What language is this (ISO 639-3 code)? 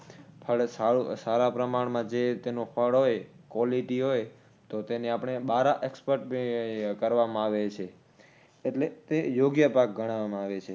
guj